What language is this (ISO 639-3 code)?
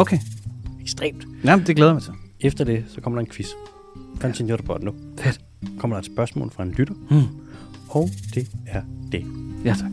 dan